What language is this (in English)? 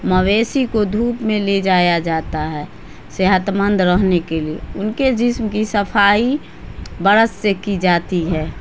Urdu